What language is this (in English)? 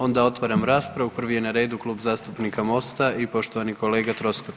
Croatian